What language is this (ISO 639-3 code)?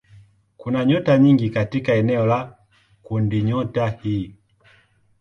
swa